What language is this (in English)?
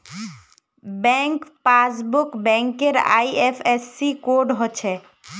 Magahi